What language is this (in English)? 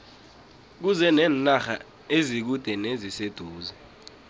South Ndebele